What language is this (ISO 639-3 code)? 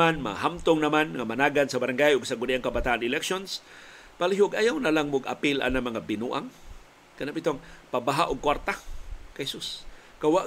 fil